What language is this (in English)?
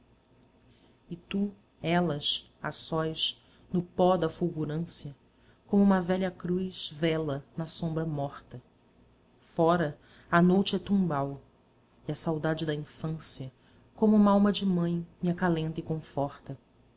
Portuguese